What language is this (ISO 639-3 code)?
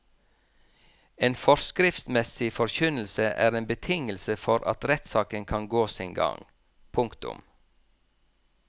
nor